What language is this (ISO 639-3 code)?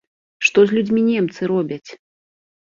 bel